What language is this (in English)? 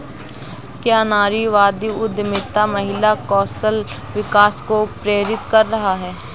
Hindi